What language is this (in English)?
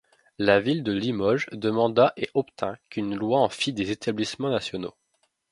French